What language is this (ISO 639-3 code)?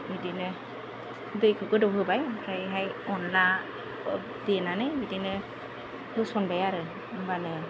brx